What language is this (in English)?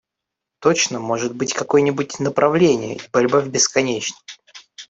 Russian